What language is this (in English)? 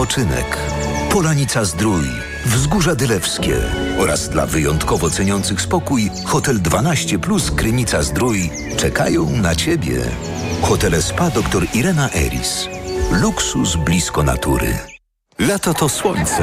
Polish